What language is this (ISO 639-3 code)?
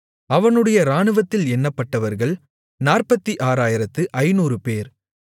tam